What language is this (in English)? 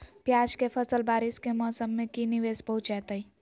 Magahi